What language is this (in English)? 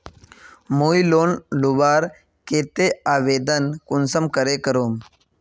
Magahi